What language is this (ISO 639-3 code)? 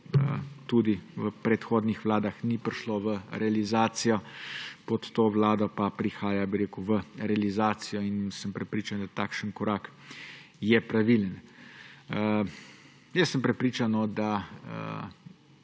slv